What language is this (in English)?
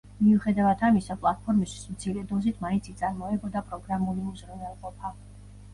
Georgian